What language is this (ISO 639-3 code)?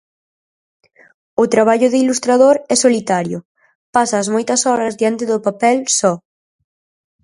glg